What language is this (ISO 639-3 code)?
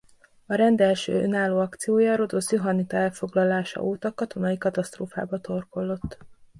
hun